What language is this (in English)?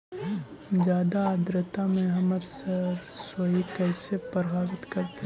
Magahi